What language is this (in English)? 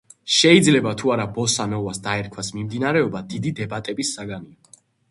Georgian